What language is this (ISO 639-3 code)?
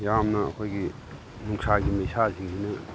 mni